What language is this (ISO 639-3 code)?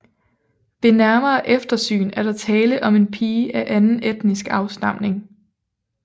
dan